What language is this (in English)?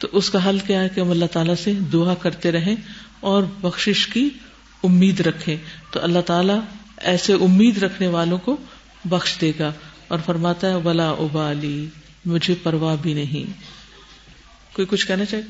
Urdu